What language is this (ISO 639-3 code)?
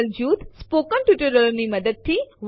guj